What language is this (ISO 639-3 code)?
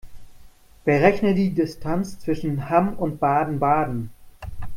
deu